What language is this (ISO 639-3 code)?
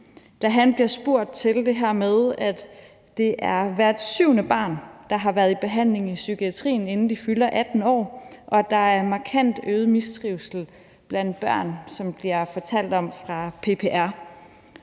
dan